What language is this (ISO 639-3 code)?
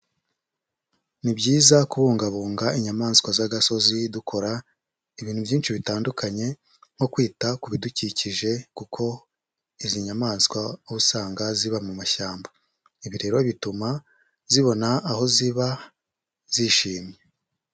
kin